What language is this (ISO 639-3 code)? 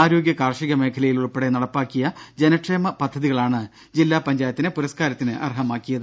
mal